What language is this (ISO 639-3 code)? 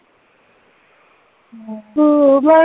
pan